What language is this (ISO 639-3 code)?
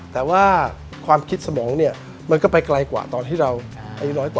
tha